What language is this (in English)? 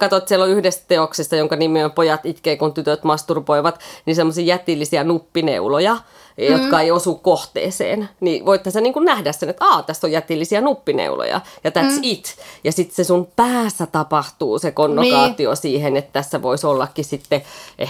Finnish